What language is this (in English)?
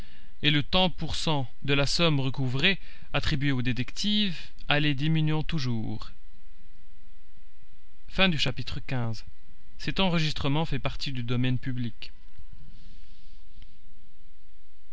French